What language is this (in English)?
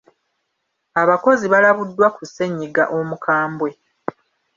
Ganda